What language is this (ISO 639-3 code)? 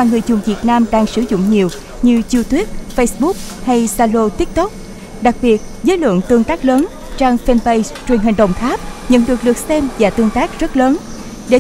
vie